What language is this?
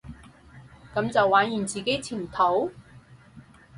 Cantonese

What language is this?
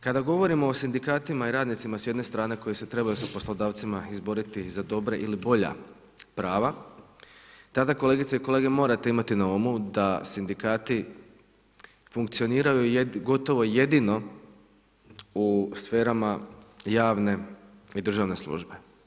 Croatian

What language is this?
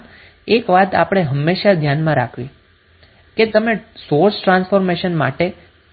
Gujarati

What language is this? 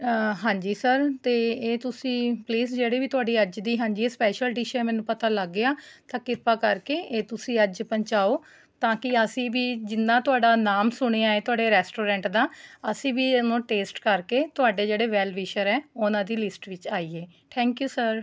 Punjabi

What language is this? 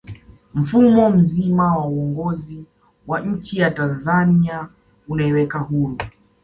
Swahili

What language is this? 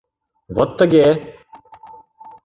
Mari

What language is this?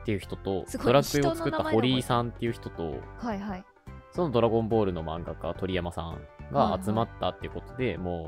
Japanese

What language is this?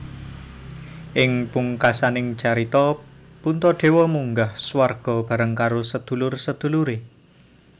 Javanese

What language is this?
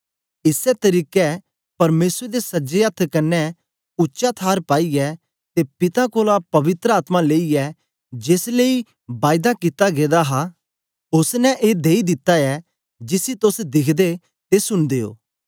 Dogri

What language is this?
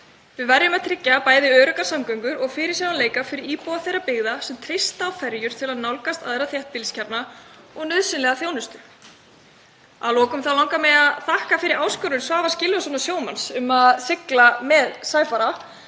Icelandic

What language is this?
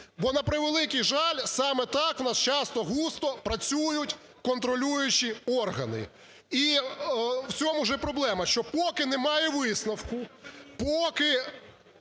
Ukrainian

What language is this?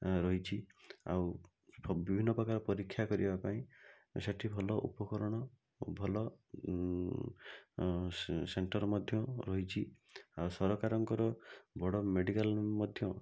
Odia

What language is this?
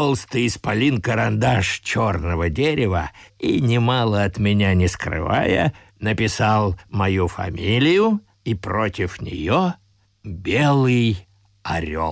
Russian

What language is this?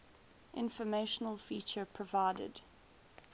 English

